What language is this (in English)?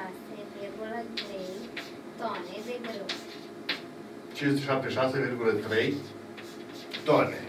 Romanian